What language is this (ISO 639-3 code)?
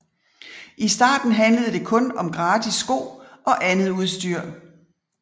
dan